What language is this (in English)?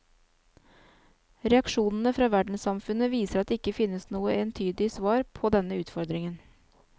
Norwegian